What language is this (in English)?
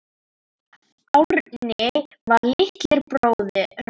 Icelandic